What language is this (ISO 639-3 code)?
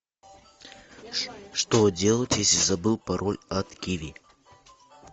rus